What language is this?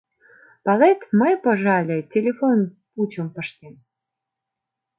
Mari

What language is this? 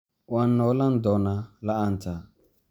Somali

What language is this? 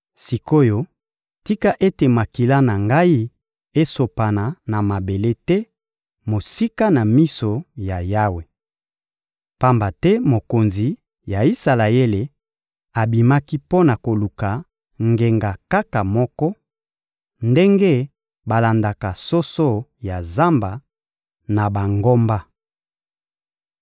Lingala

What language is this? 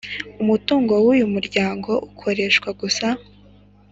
Kinyarwanda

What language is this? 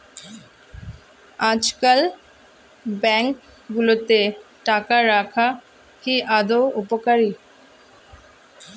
Bangla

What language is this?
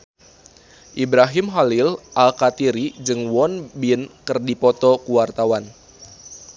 Sundanese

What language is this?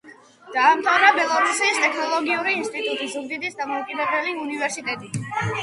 Georgian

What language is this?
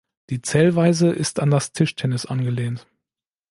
German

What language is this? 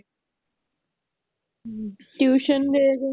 Punjabi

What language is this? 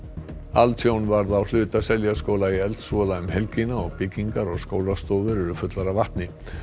Icelandic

